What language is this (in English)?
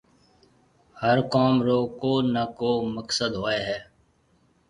Marwari (Pakistan)